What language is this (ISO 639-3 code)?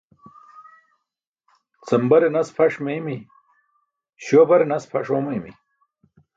bsk